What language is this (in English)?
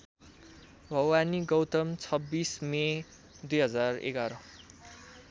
Nepali